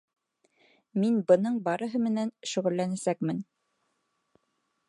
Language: Bashkir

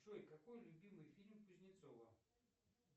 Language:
Russian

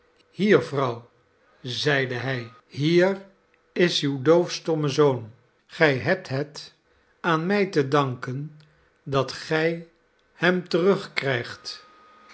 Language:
Dutch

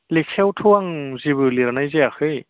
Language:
Bodo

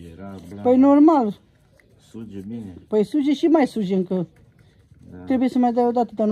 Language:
Romanian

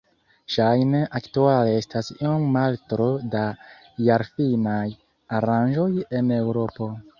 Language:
Esperanto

